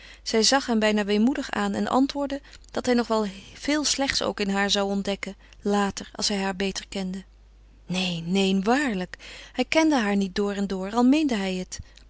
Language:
Dutch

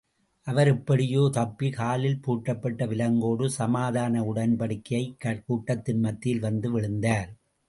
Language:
Tamil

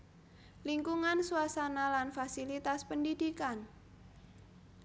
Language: Javanese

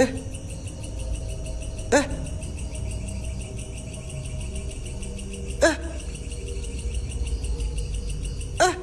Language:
Indonesian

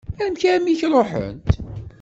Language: Kabyle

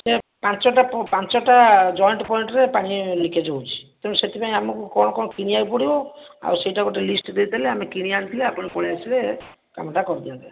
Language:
Odia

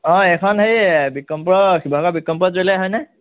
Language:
Assamese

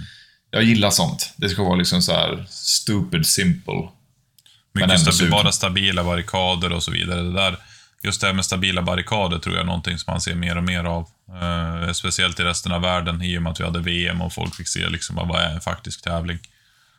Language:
Swedish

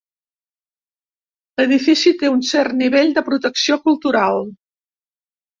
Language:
Catalan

